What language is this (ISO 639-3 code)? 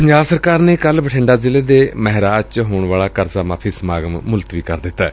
pan